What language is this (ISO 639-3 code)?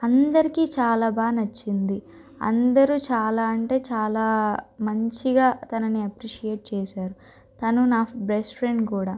tel